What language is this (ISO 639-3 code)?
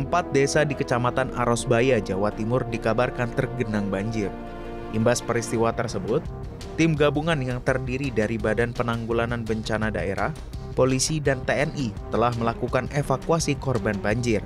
ind